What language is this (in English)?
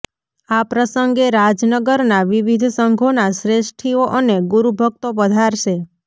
Gujarati